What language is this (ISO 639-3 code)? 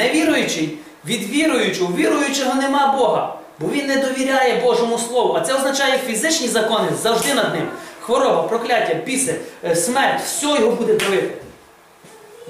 ukr